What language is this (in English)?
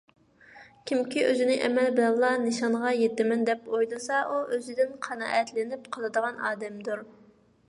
Uyghur